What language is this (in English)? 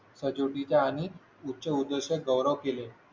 Marathi